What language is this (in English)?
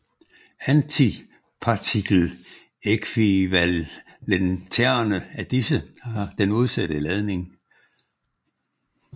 Danish